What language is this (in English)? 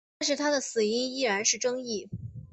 Chinese